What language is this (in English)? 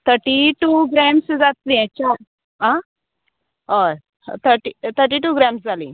Konkani